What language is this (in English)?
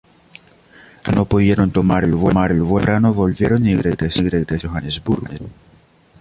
Spanish